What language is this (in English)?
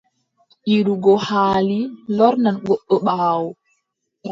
Adamawa Fulfulde